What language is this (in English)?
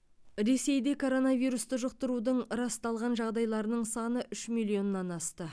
Kazakh